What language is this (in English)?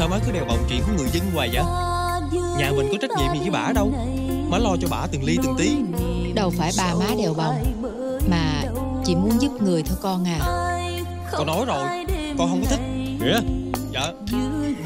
Vietnamese